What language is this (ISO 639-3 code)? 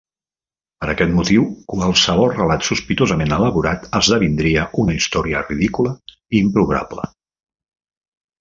cat